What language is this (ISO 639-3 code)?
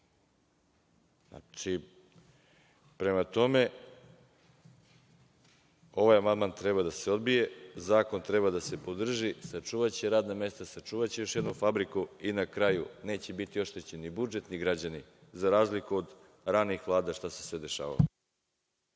srp